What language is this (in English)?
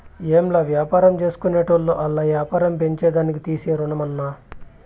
Telugu